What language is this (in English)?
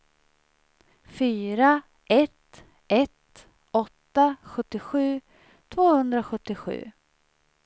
Swedish